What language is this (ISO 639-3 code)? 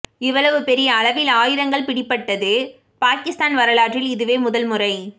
tam